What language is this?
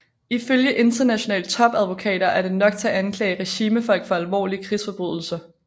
Danish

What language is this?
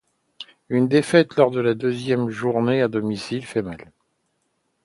French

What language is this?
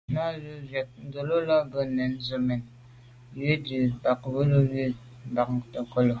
Medumba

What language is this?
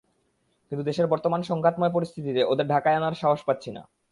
Bangla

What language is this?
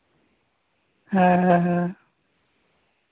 Santali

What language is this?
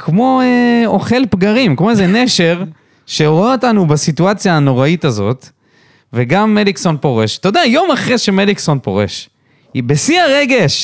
Hebrew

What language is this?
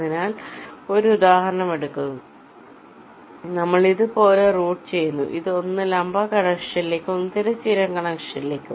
Malayalam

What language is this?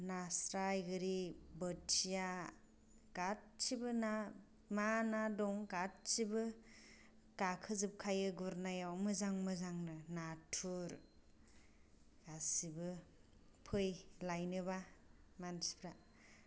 Bodo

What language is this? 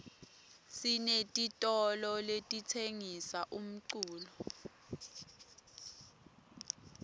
Swati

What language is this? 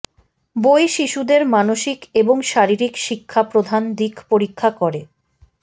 Bangla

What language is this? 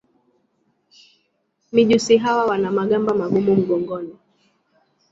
Swahili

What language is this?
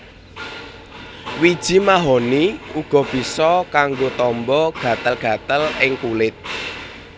Javanese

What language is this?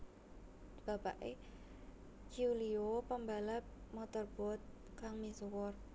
Javanese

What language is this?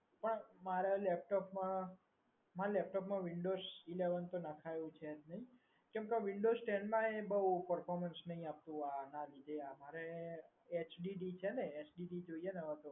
Gujarati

